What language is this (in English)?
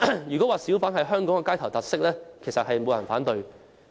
Cantonese